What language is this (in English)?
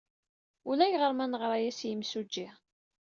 Kabyle